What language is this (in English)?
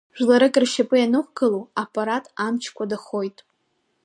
Abkhazian